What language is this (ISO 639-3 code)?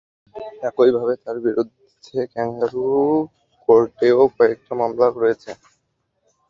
ben